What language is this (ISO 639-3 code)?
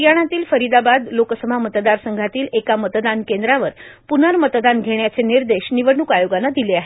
mar